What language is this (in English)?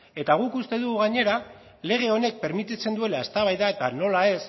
Basque